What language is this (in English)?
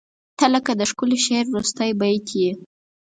Pashto